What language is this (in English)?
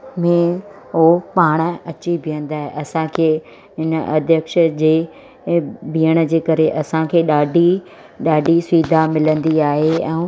Sindhi